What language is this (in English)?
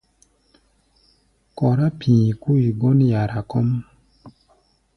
Gbaya